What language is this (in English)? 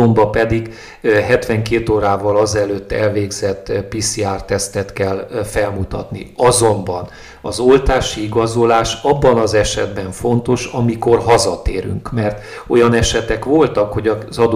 Hungarian